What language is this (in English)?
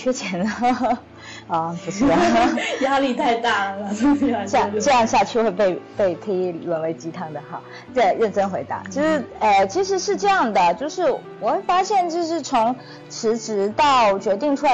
Chinese